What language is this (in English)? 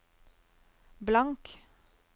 Norwegian